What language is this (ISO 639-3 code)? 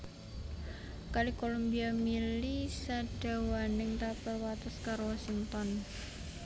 jav